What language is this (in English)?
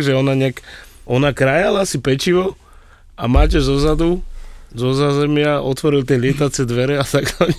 Slovak